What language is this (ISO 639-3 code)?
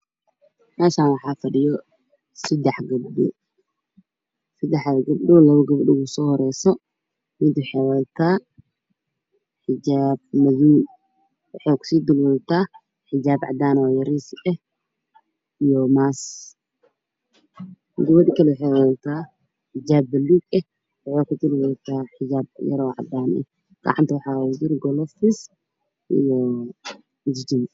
som